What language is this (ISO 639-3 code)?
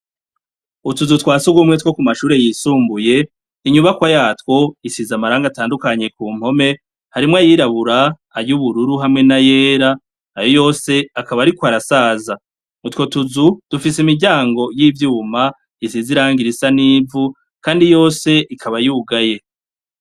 run